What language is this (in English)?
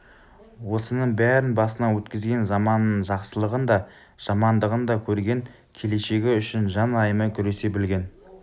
Kazakh